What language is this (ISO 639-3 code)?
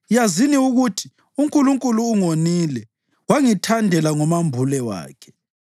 nde